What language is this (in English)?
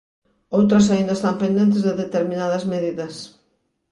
Galician